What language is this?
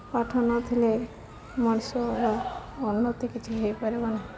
Odia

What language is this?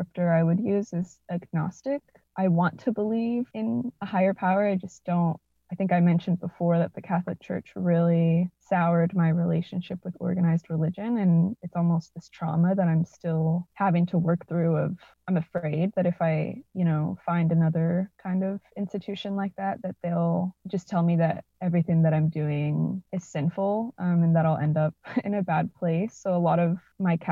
English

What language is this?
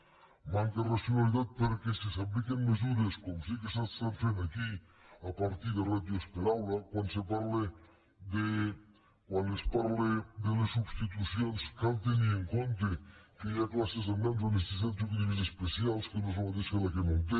Catalan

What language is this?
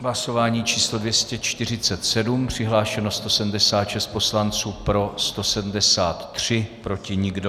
Czech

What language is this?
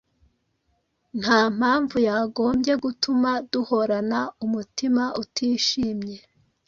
Kinyarwanda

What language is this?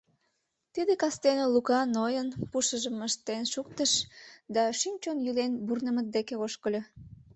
Mari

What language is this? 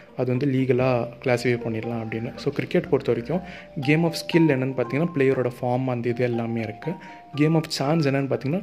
Tamil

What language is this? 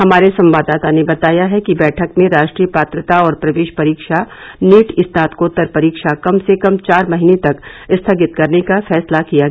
Hindi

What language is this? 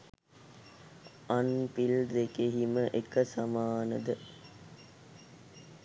Sinhala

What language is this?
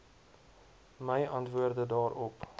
Afrikaans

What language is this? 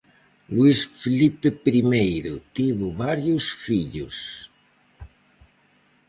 Galician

